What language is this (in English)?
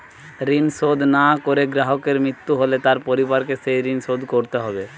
Bangla